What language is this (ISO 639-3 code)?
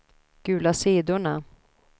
swe